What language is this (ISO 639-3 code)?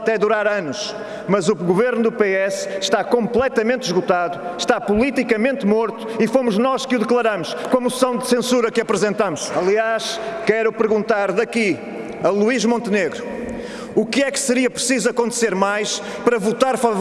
por